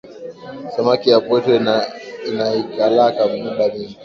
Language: Swahili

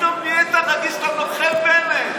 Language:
Hebrew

